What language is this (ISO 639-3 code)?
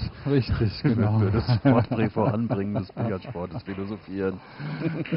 deu